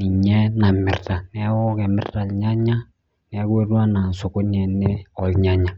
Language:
Masai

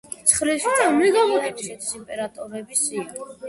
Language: Georgian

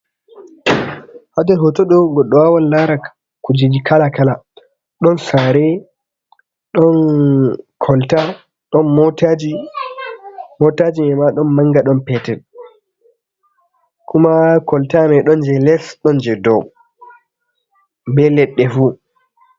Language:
Fula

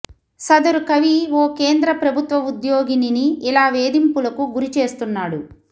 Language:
Telugu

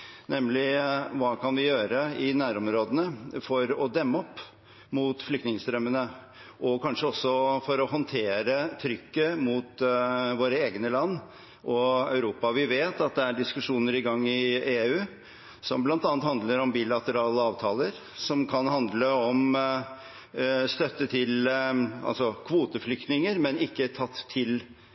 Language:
Norwegian Bokmål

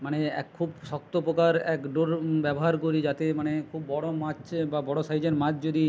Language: Bangla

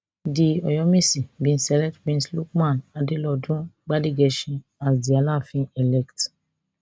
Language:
Nigerian Pidgin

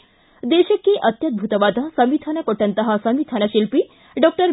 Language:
Kannada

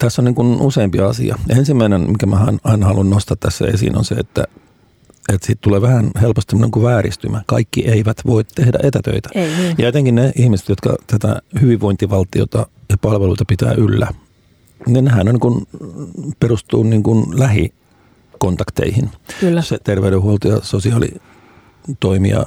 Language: Finnish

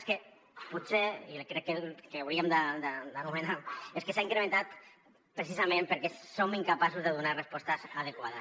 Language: Catalan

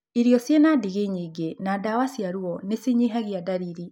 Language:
Kikuyu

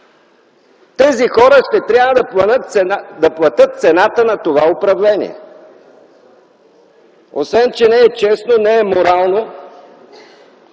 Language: Bulgarian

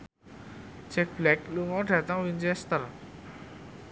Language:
Javanese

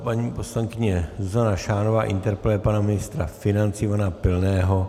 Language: Czech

